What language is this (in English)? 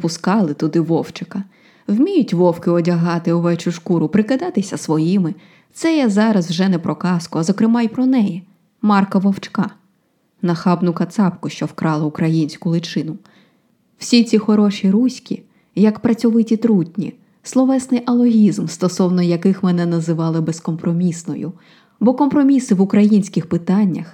Ukrainian